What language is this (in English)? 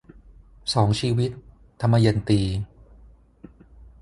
Thai